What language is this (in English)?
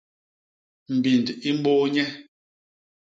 Basaa